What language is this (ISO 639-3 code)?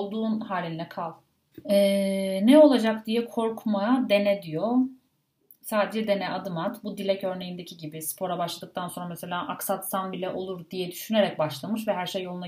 tur